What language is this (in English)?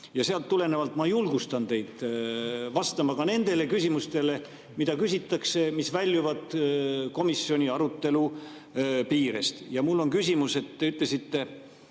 Estonian